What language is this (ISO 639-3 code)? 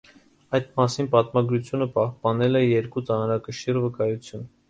hye